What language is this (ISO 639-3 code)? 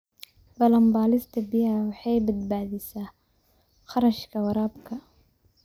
som